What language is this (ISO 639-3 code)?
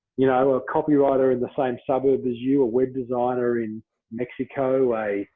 eng